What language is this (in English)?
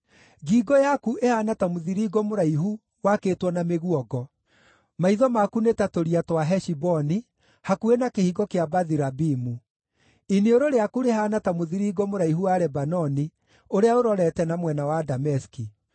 Kikuyu